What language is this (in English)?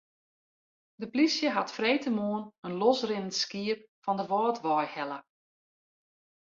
Western Frisian